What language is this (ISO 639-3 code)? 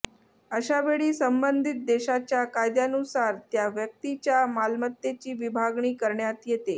mar